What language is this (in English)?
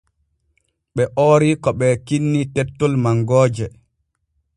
Borgu Fulfulde